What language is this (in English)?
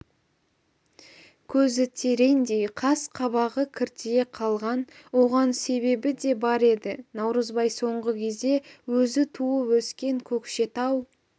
Kazakh